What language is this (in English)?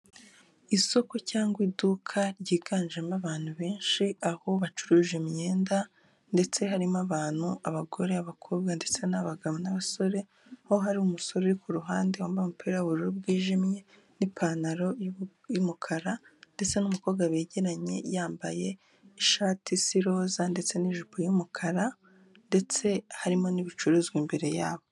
Kinyarwanda